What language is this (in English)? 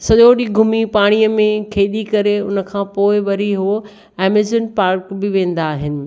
Sindhi